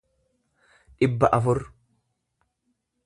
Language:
Oromo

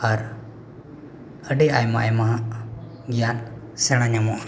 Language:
Santali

